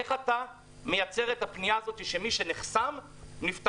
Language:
Hebrew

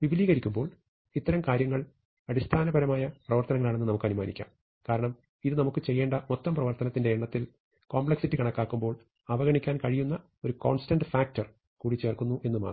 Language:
Malayalam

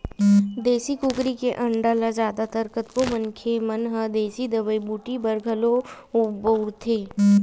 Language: Chhattisgarhi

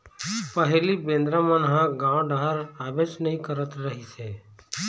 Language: Chhattisgarhi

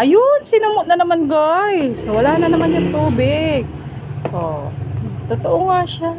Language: Filipino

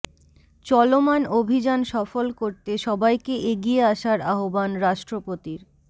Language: Bangla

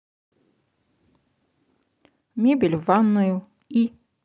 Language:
Russian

